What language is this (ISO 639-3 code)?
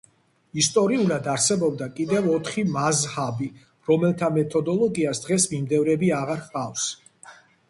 kat